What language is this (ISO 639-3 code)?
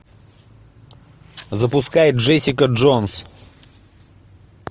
rus